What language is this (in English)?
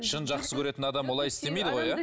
Kazakh